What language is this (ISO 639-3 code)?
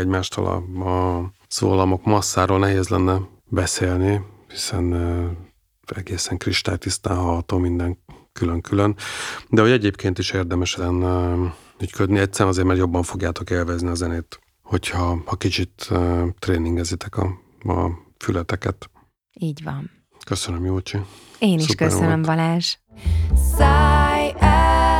hun